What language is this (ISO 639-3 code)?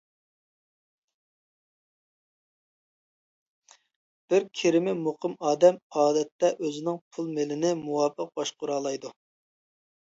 uig